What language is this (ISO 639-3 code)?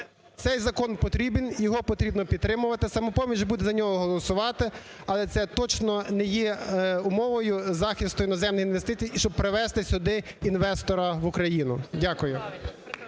ukr